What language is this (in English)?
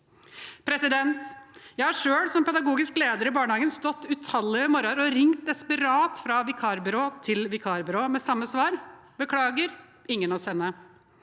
Norwegian